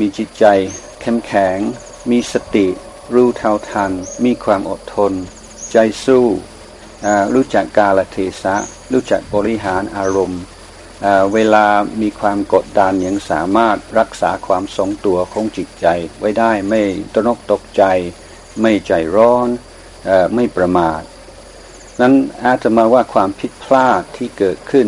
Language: Thai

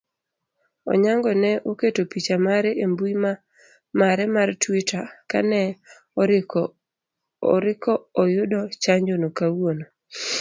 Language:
Luo (Kenya and Tanzania)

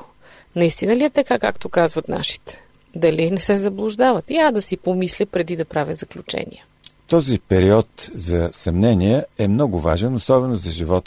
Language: Bulgarian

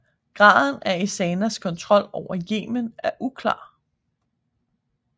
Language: Danish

